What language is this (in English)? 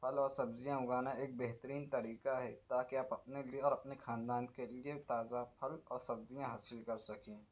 Urdu